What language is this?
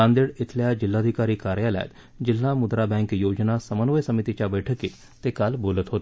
Marathi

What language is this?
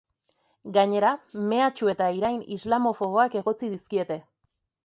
Basque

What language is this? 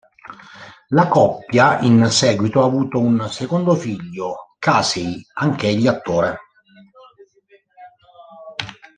Italian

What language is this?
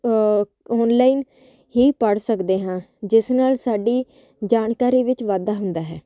Punjabi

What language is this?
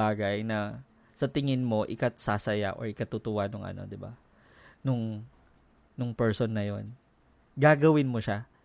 Filipino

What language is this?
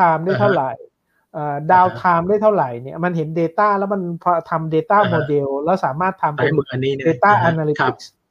Thai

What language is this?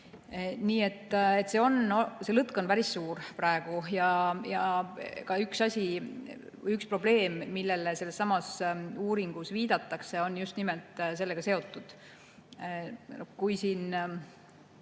Estonian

